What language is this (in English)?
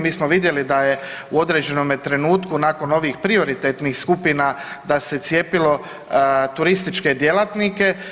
Croatian